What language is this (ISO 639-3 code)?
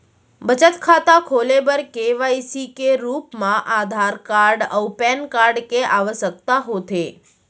hne